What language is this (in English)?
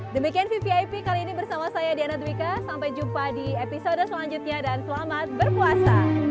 Indonesian